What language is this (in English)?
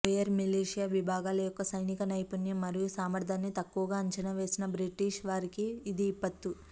Telugu